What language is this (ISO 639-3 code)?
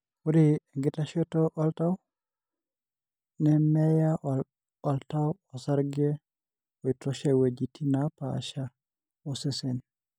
mas